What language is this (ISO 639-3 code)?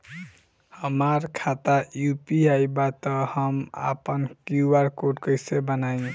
bho